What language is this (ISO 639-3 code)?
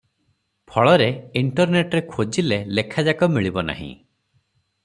ori